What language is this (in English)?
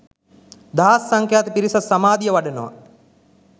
Sinhala